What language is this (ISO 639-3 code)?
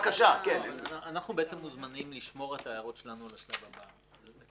heb